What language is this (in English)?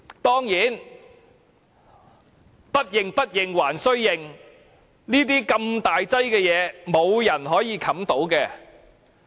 Cantonese